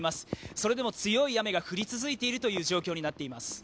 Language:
Japanese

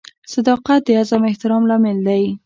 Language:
Pashto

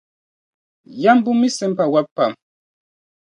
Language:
Dagbani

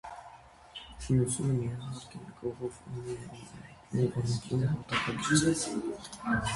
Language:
Armenian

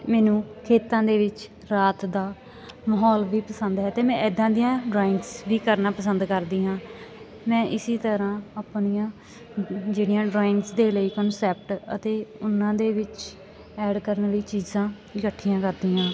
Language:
Punjabi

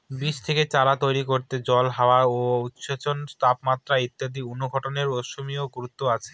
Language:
Bangla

